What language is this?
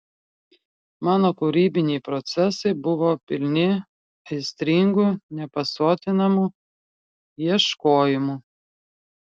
Lithuanian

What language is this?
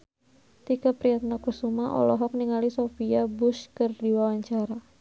Sundanese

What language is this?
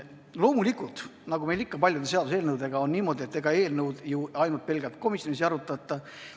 Estonian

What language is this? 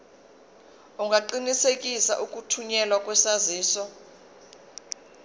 Zulu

